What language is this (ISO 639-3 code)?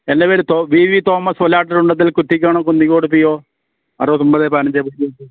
mal